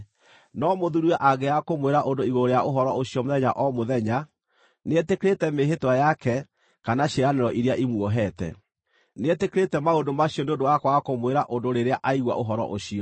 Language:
Kikuyu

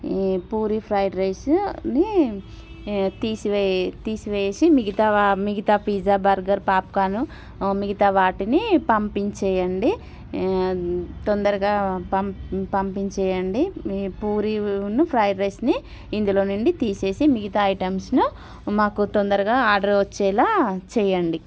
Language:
Telugu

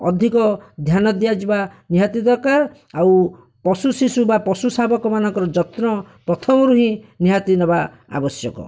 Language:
Odia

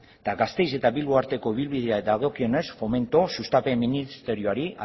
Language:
Basque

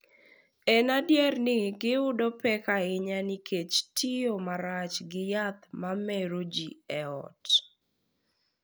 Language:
Luo (Kenya and Tanzania)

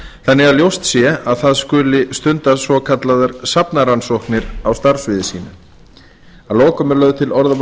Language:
Icelandic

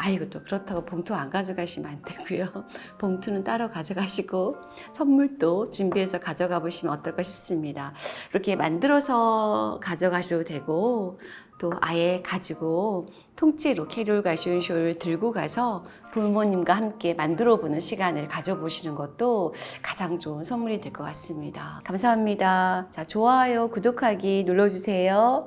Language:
Korean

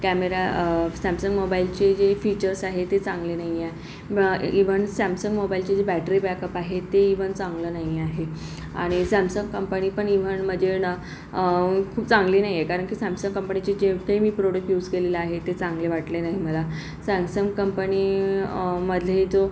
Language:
Marathi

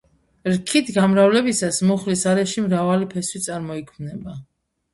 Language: Georgian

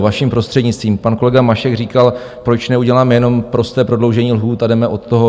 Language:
Czech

